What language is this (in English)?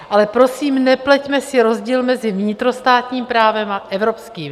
Czech